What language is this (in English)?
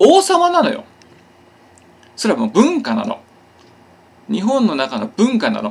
Japanese